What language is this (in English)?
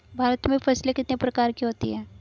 Hindi